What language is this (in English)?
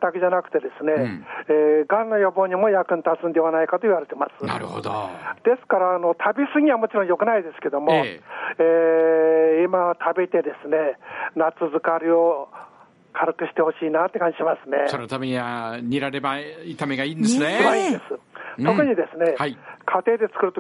Japanese